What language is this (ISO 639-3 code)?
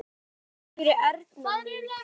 isl